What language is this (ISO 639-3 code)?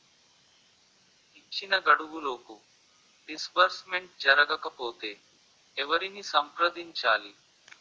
tel